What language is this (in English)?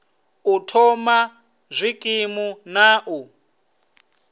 Venda